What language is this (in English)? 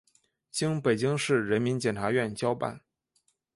Chinese